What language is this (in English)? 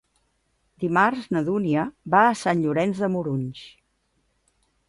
Catalan